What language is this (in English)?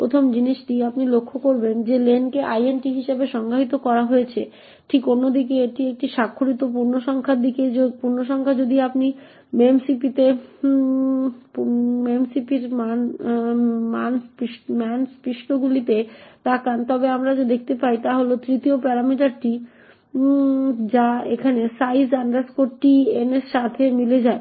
Bangla